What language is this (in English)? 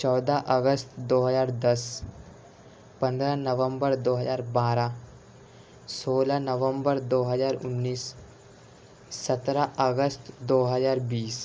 Urdu